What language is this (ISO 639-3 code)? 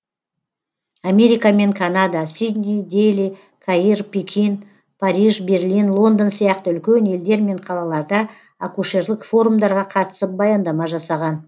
kaz